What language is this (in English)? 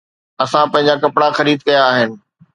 Sindhi